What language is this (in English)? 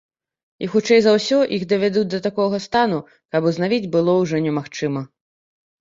Belarusian